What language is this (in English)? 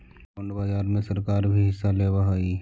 Magahi